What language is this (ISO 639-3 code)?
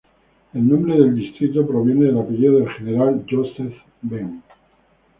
spa